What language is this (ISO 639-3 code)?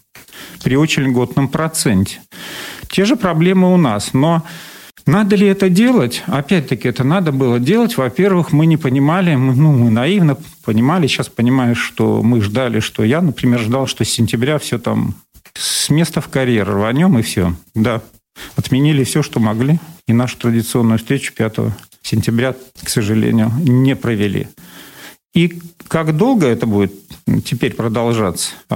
rus